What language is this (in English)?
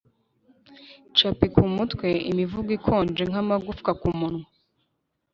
Kinyarwanda